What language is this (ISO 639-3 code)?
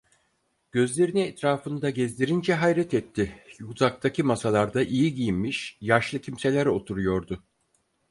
tur